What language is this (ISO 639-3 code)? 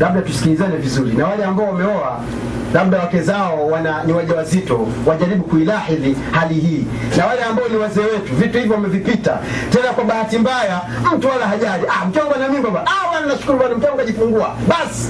swa